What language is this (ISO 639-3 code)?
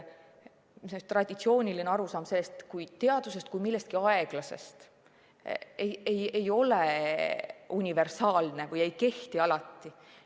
est